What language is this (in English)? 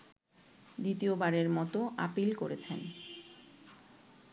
Bangla